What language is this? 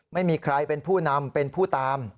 Thai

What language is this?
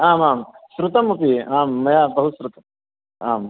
Sanskrit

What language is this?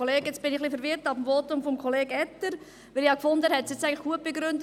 Swiss German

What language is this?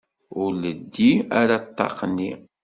Kabyle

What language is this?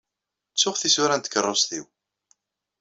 Kabyle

